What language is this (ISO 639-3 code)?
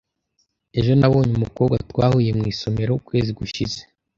kin